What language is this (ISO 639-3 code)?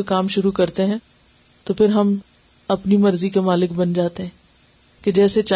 urd